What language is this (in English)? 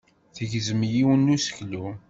Kabyle